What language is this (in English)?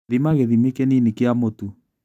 Kikuyu